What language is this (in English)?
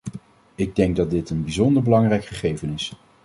Dutch